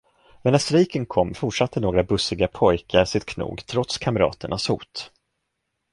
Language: Swedish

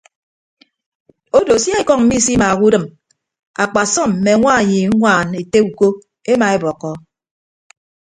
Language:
Ibibio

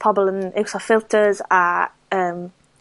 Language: Welsh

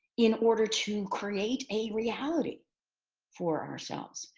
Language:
English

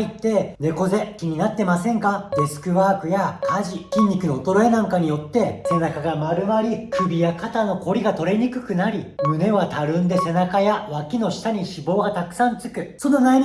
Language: Japanese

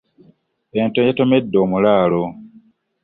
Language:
Ganda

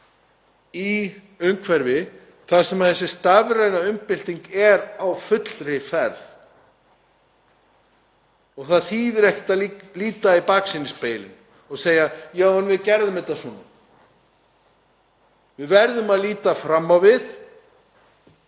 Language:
Icelandic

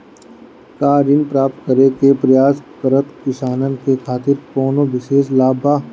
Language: Bhojpuri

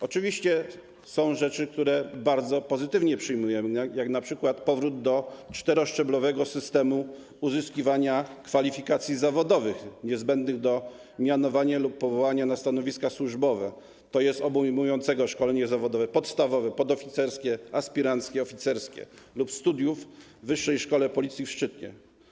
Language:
Polish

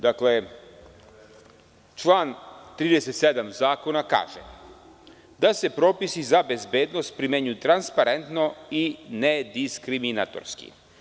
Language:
Serbian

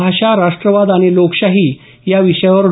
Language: Marathi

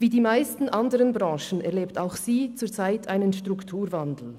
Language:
Swiss German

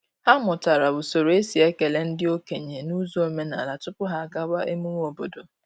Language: Igbo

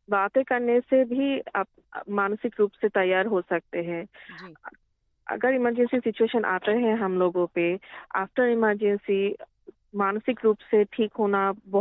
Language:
Hindi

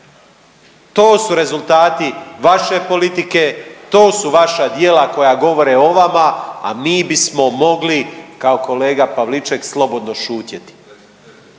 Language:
Croatian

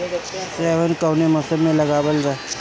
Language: Bhojpuri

